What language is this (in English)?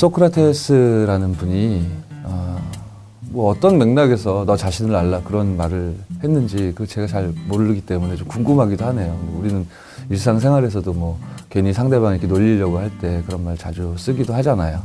Korean